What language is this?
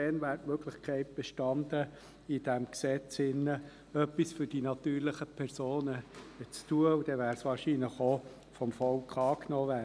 Swiss German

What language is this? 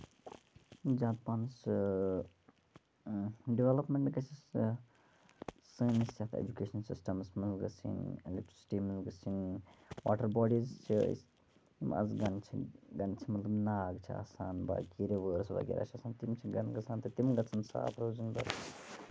Kashmiri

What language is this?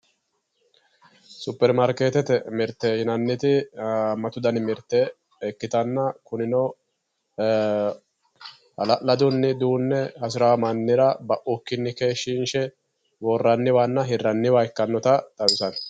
Sidamo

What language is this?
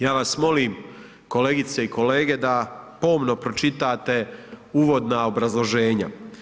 Croatian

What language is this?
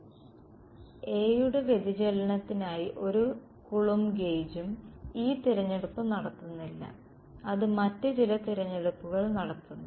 Malayalam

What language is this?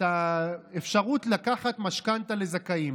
Hebrew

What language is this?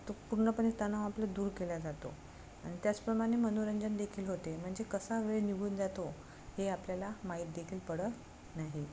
Marathi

